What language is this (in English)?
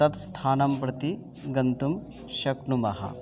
Sanskrit